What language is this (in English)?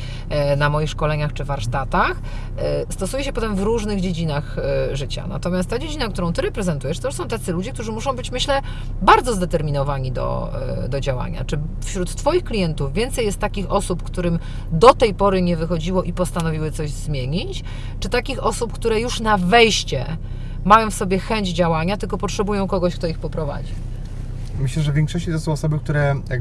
Polish